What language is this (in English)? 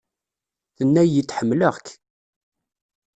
Kabyle